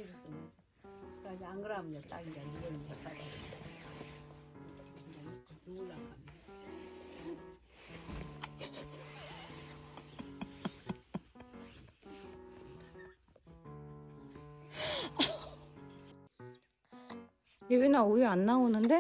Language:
Korean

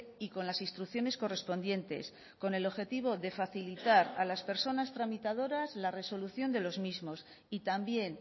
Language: Spanish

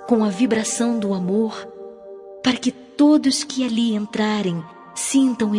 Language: Portuguese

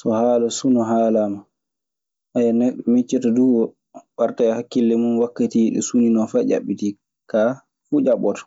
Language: Maasina Fulfulde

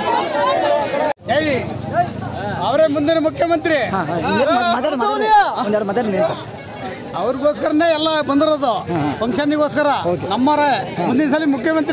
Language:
Thai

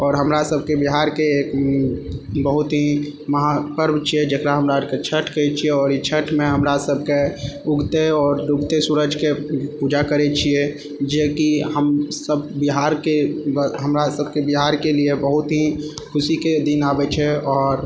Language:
Maithili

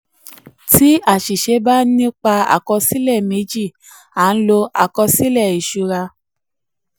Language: Yoruba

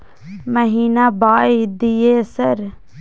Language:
Maithili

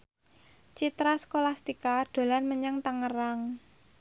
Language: Javanese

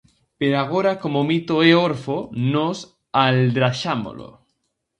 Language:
Galician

